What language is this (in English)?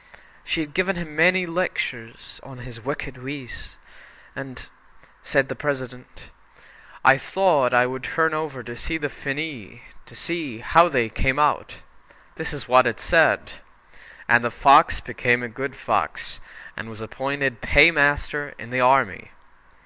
English